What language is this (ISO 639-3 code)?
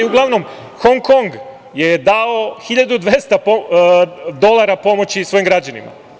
srp